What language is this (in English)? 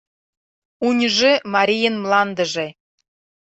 Mari